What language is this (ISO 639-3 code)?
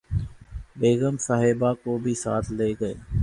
urd